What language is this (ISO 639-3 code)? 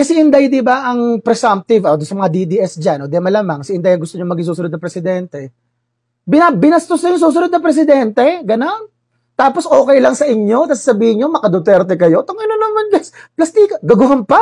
fil